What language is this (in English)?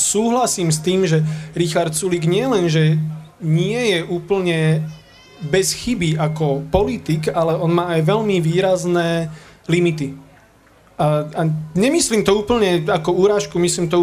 Slovak